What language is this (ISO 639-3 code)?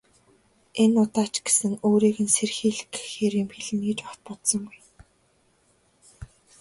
mon